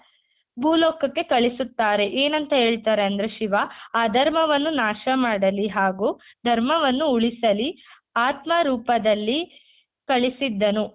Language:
Kannada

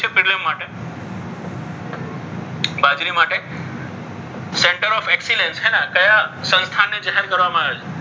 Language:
Gujarati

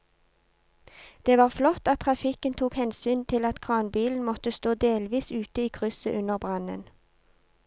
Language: Norwegian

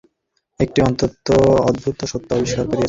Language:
Bangla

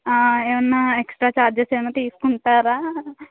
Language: Telugu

